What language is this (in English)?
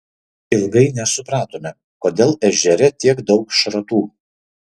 Lithuanian